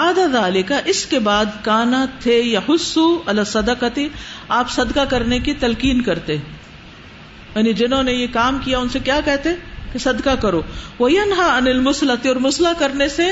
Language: Urdu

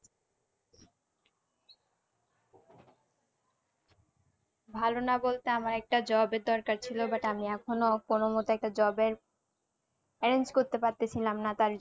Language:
Bangla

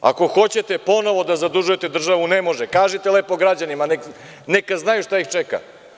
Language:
Serbian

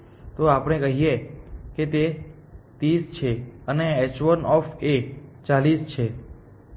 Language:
Gujarati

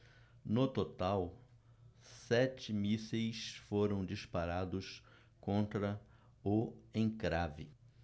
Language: Portuguese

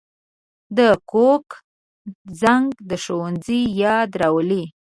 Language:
Pashto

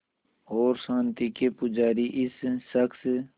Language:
Hindi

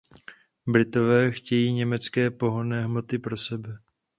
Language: Czech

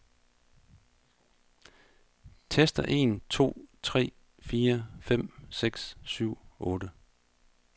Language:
Danish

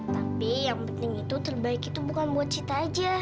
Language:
Indonesian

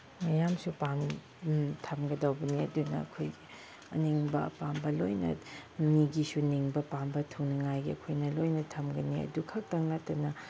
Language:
Manipuri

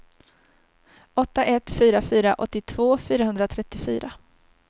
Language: Swedish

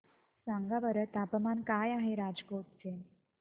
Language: Marathi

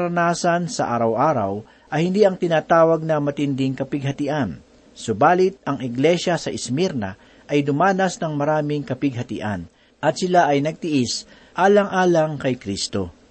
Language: Filipino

